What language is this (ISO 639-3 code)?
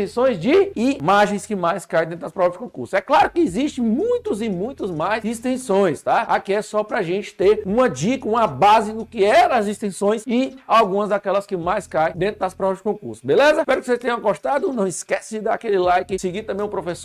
por